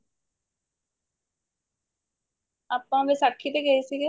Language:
Punjabi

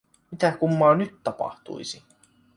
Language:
Finnish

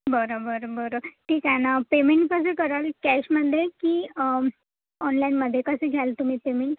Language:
Marathi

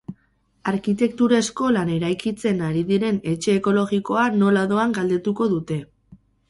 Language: Basque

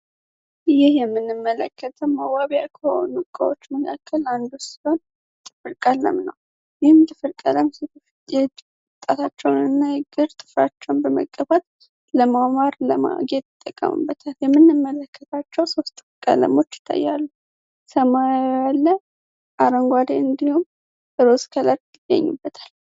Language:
Amharic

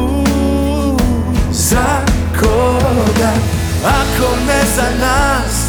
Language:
Croatian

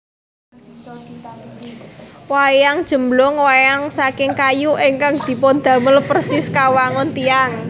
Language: Javanese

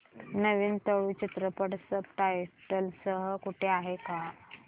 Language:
Marathi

